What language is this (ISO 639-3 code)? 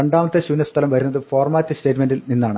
mal